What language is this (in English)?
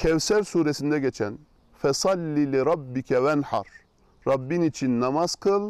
Turkish